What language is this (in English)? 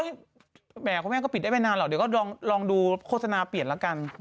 Thai